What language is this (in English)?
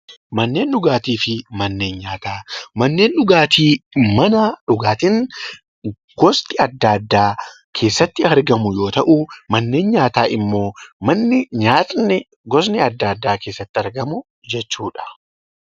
Oromo